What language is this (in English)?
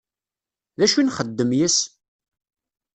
Kabyle